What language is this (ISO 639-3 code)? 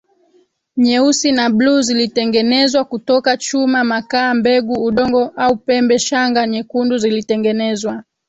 swa